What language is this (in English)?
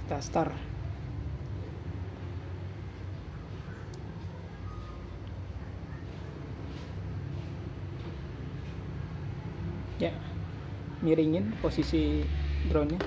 Indonesian